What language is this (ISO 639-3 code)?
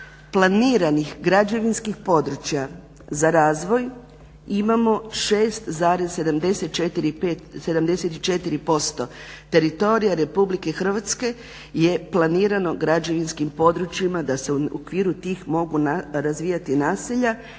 hrv